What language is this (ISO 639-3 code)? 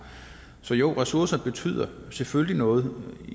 dan